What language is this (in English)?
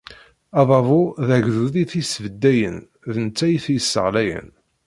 Kabyle